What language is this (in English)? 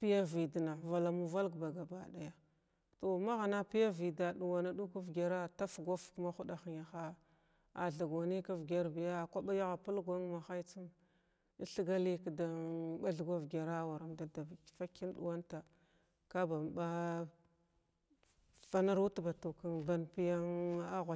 Glavda